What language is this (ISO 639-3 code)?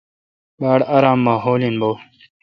xka